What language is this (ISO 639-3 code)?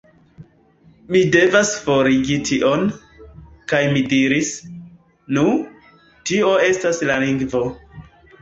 epo